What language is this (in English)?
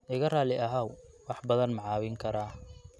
Somali